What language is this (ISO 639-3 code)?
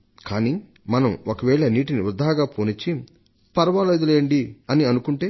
tel